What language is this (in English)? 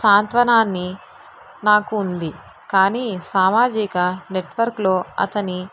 Telugu